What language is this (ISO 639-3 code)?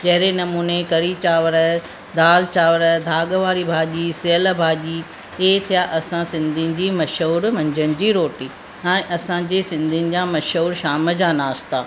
snd